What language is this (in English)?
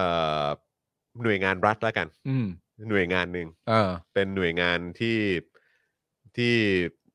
Thai